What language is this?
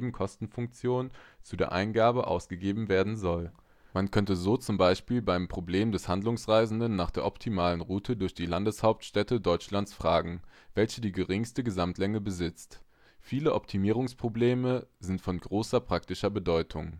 German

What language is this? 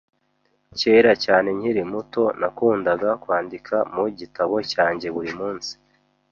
Kinyarwanda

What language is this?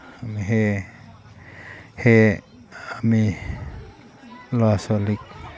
Assamese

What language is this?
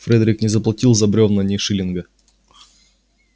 Russian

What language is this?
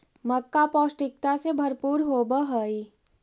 Magahi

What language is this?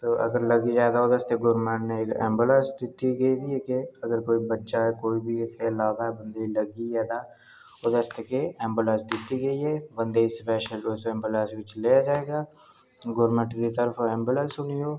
Dogri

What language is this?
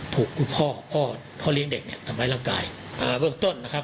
Thai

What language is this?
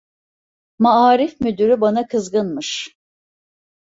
Turkish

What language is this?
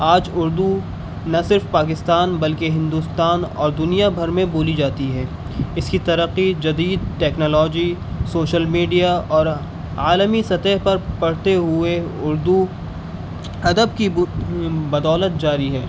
Urdu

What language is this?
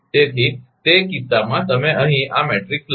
Gujarati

